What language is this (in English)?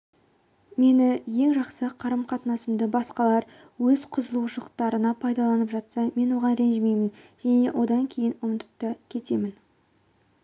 Kazakh